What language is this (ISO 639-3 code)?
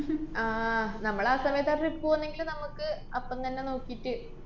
mal